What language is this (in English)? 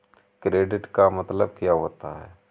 Hindi